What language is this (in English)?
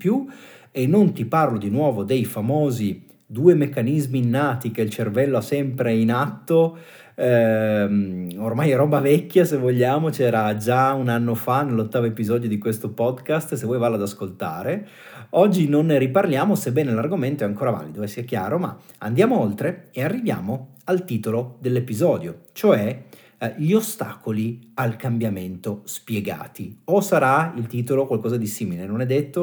Italian